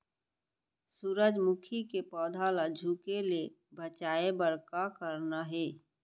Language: Chhattisgarhi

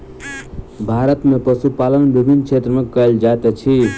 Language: Maithili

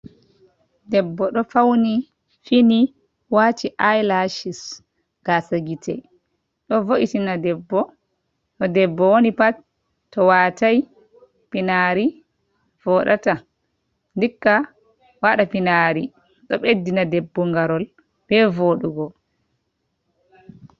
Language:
Fula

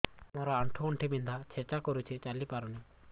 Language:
Odia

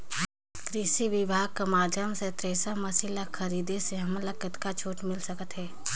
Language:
Chhattisgarhi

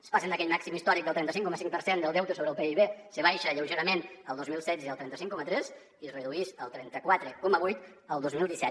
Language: Catalan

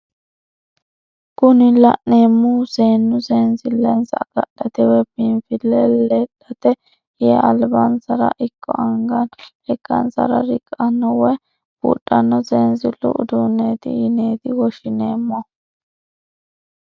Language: Sidamo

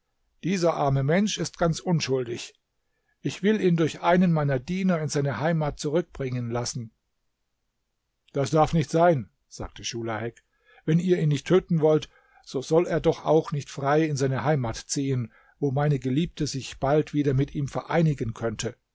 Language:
German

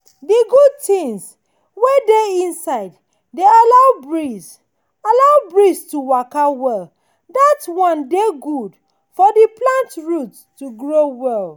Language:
Nigerian Pidgin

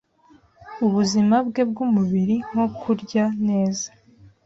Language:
Kinyarwanda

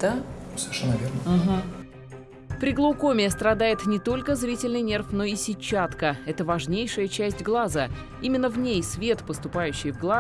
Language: Russian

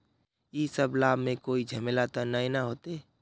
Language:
Magahi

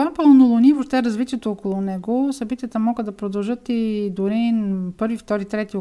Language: Bulgarian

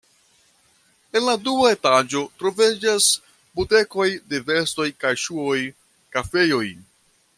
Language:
Esperanto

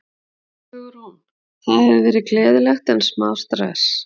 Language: Icelandic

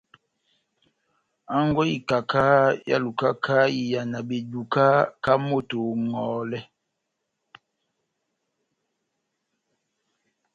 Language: Batanga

